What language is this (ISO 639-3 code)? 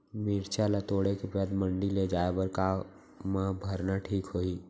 hne